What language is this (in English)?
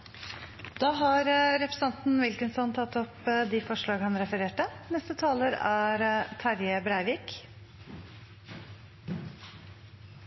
Norwegian